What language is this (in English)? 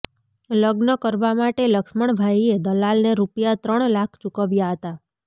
Gujarati